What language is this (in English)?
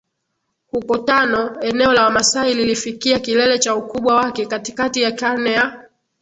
Swahili